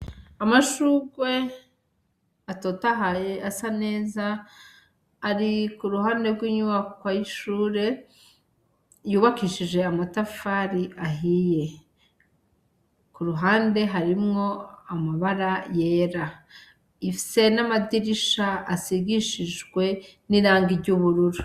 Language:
Rundi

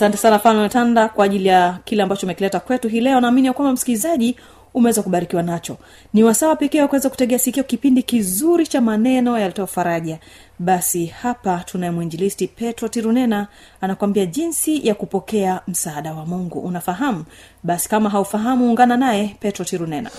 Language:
Swahili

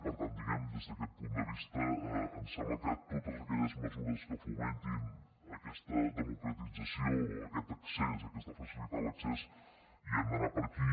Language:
Catalan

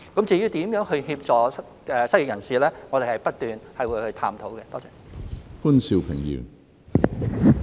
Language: Cantonese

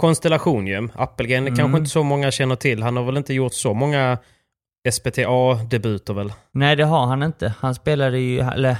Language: Swedish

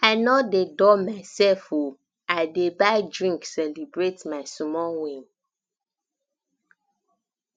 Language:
Nigerian Pidgin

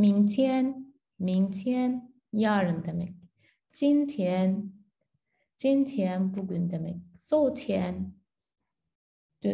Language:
Turkish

